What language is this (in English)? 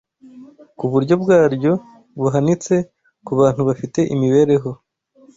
Kinyarwanda